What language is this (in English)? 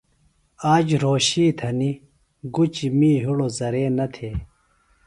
Phalura